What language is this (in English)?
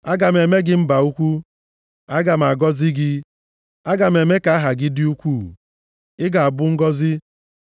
Igbo